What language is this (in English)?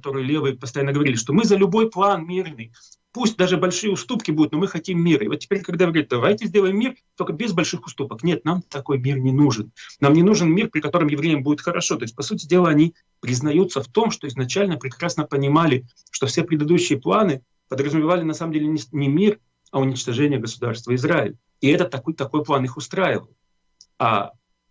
Russian